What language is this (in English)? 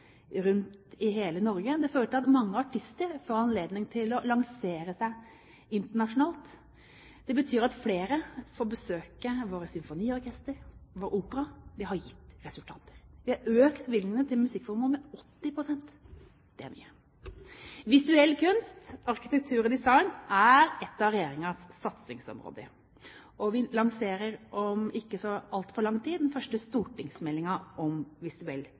Norwegian Bokmål